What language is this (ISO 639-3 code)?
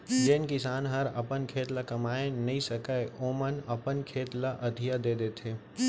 hne